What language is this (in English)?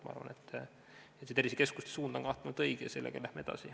Estonian